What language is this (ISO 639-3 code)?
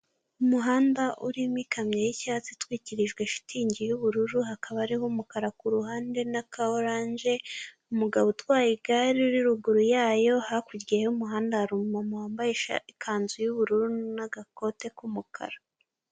kin